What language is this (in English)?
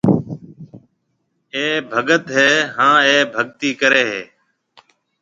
Marwari (Pakistan)